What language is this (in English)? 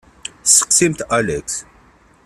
Kabyle